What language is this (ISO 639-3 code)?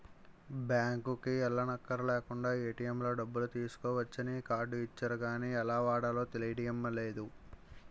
tel